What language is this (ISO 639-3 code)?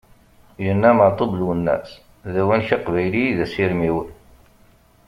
kab